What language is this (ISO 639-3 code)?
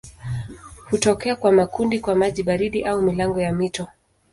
swa